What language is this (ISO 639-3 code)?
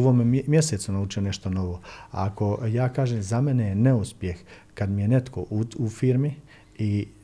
hrv